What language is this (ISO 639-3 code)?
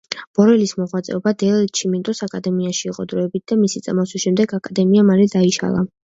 kat